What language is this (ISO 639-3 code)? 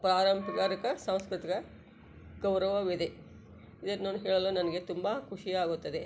kan